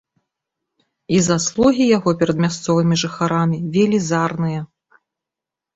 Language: Belarusian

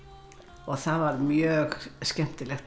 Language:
Icelandic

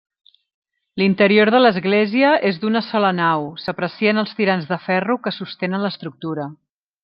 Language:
Catalan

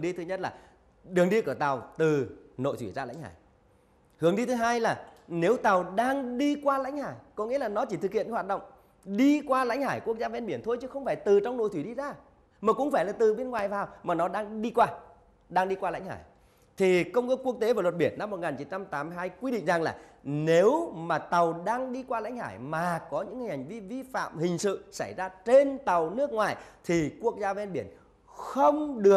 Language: Vietnamese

